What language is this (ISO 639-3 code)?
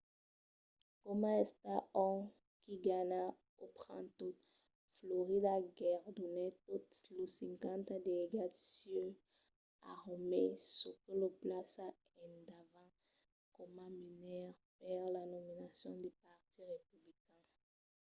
oci